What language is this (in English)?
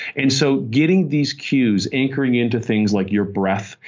English